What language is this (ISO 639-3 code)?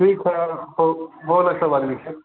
mai